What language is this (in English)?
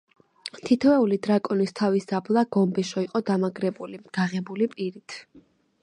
Georgian